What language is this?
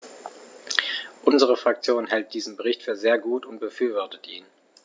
German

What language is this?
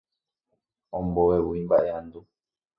Guarani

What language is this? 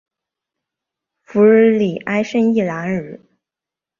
Chinese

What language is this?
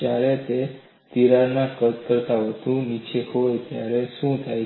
Gujarati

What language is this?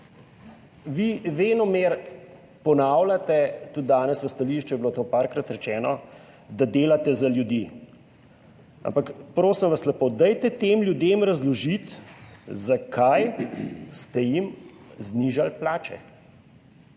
Slovenian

